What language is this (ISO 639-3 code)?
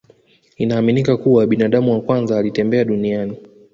swa